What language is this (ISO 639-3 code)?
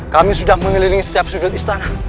ind